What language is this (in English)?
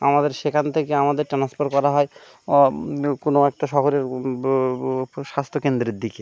Bangla